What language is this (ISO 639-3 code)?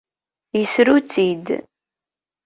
kab